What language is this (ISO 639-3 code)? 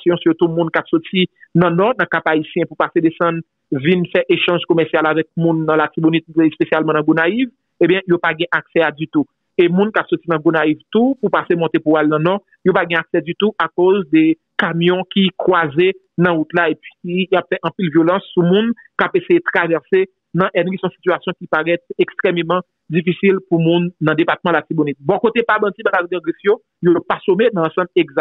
fra